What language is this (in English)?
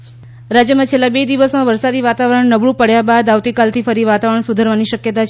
Gujarati